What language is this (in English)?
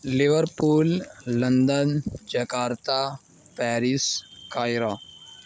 Urdu